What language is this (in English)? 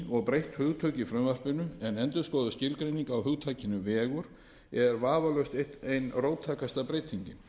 Icelandic